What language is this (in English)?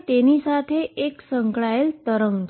Gujarati